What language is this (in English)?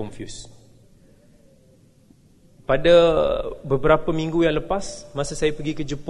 Malay